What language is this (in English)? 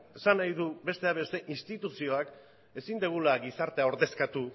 Basque